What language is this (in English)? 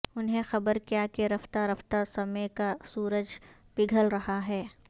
Urdu